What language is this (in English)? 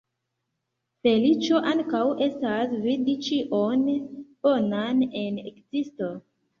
Esperanto